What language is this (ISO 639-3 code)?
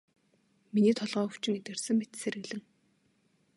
mon